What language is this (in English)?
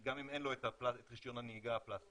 Hebrew